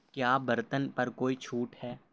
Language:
Urdu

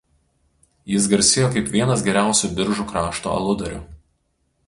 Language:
Lithuanian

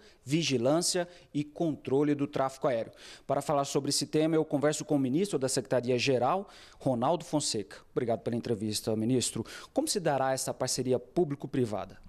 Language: Portuguese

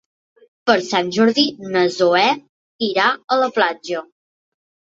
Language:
Catalan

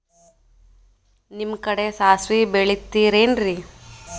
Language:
Kannada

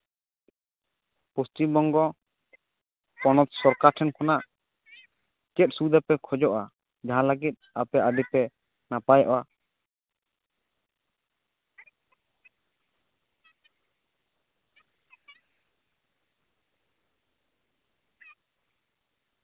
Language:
Santali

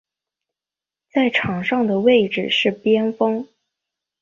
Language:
Chinese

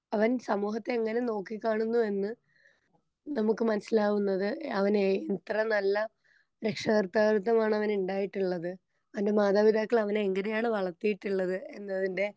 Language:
Malayalam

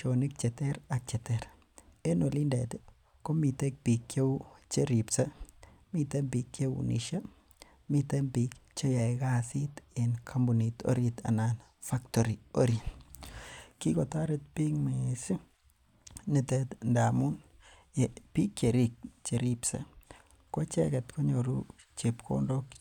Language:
Kalenjin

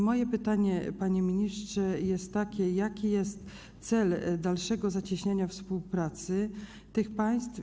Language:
Polish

